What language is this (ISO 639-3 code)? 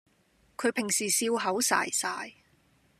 yue